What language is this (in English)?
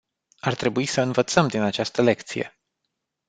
Romanian